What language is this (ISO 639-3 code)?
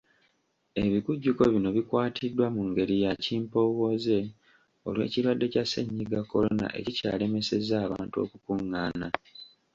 lug